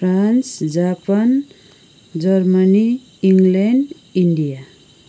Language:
Nepali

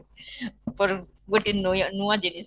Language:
Odia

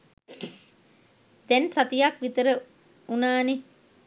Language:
Sinhala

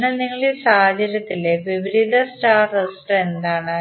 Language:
Malayalam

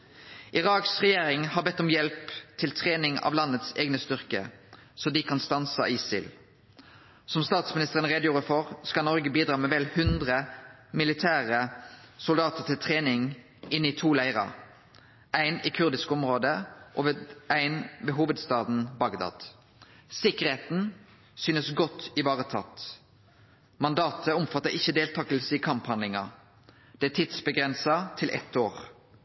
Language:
Norwegian Nynorsk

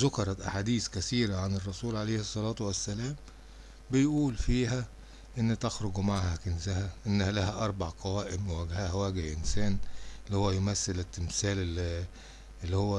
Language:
Arabic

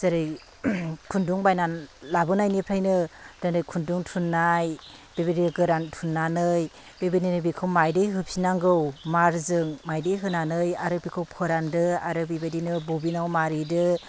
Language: Bodo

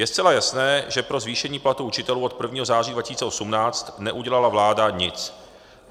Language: Czech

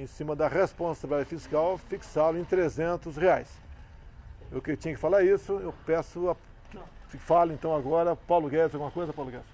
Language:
Portuguese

